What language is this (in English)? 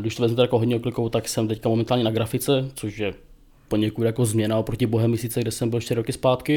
Czech